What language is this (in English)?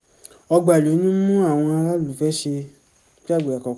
Yoruba